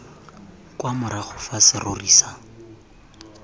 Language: Tswana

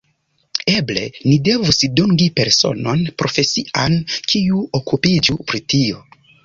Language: Esperanto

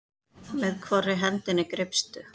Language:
Icelandic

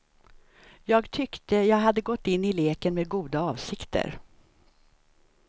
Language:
Swedish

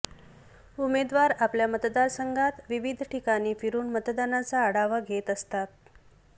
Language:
Marathi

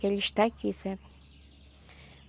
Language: Portuguese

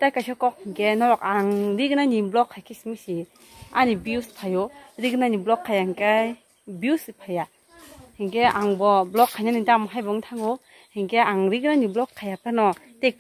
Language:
Korean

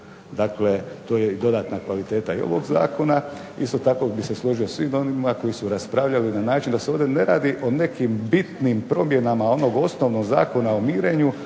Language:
Croatian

